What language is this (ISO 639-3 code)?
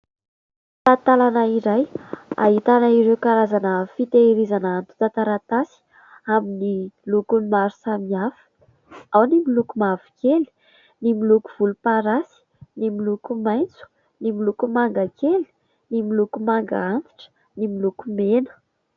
mlg